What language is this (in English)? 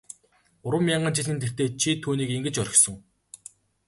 Mongolian